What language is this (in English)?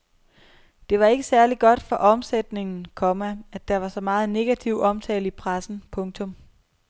Danish